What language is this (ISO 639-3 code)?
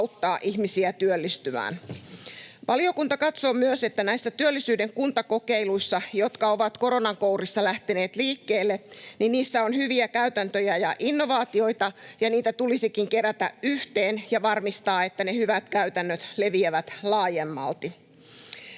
fin